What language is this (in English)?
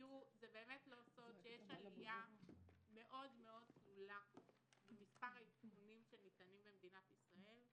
Hebrew